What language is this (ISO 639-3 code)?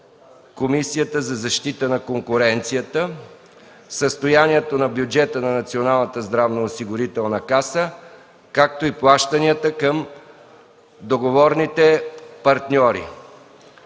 bul